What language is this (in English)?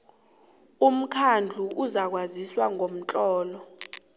South Ndebele